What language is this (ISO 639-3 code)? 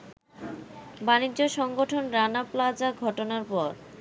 ben